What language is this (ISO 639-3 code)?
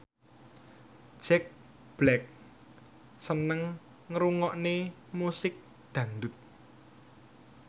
jav